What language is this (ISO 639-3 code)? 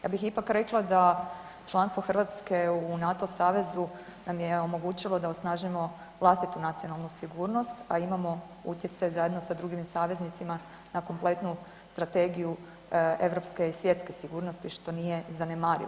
hrv